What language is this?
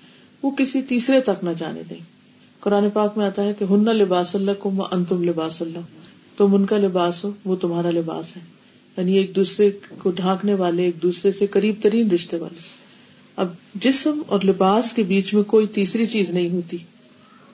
Urdu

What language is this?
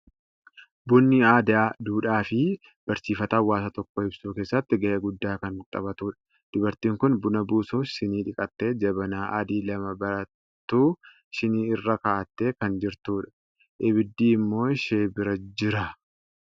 Oromo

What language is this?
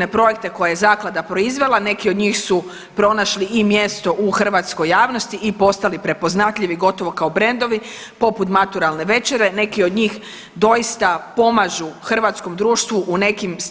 Croatian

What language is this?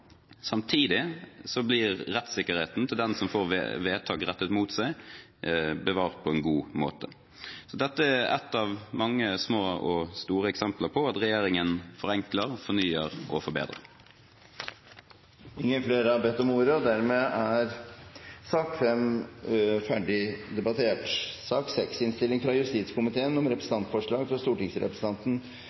Norwegian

